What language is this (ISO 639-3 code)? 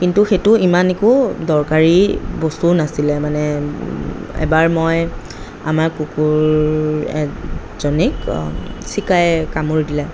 asm